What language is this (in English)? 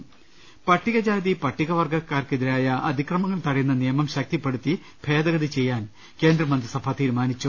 Malayalam